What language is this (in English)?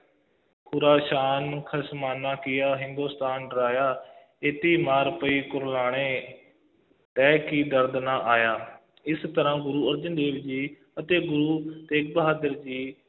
Punjabi